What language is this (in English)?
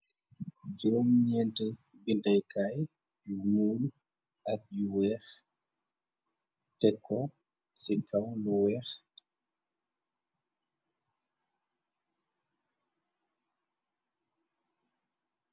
Wolof